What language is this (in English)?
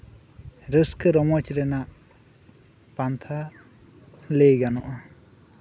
Santali